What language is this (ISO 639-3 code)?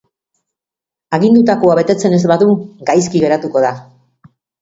eus